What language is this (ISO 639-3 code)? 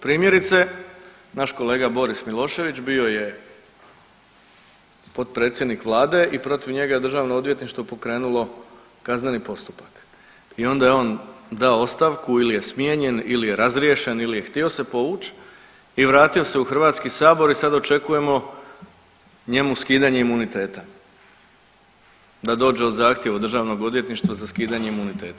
hrv